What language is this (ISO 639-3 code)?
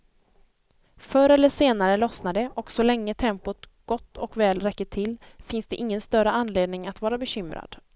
swe